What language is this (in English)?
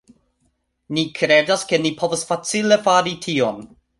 Esperanto